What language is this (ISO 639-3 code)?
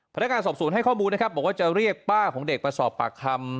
tha